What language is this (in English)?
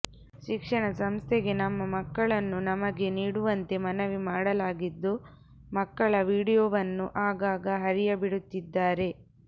Kannada